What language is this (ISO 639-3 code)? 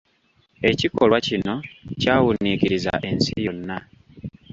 lug